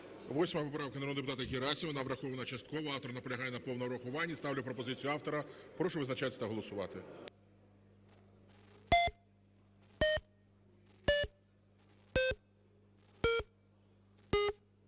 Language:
Ukrainian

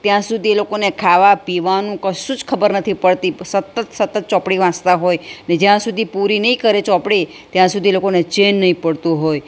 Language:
Gujarati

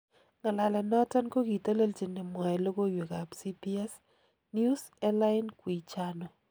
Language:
Kalenjin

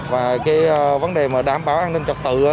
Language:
Vietnamese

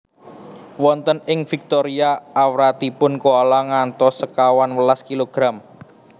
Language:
Javanese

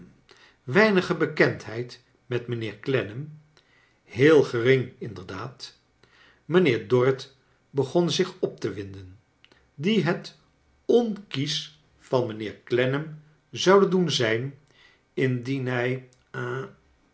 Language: Dutch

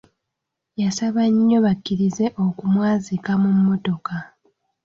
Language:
Ganda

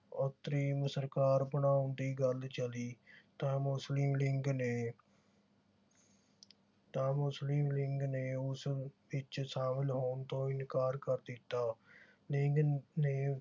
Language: Punjabi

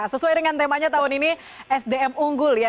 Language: Indonesian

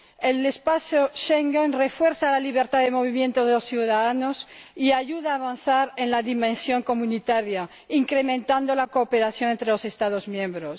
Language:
Spanish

